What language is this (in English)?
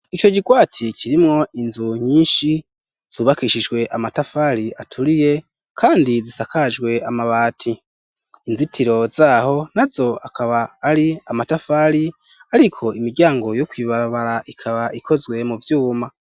Rundi